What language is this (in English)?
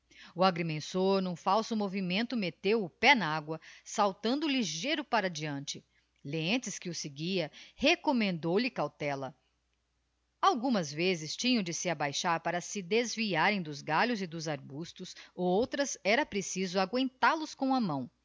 Portuguese